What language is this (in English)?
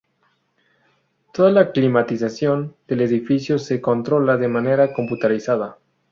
Spanish